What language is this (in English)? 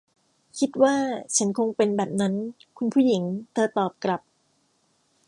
Thai